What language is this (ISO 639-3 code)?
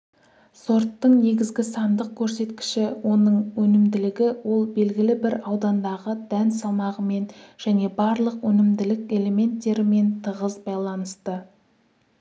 kaz